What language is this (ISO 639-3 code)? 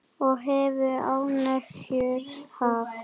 isl